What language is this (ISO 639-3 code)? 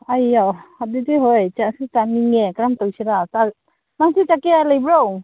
mni